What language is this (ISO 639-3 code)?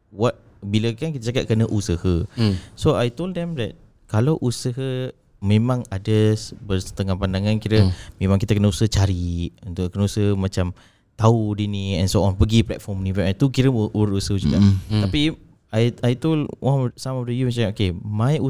msa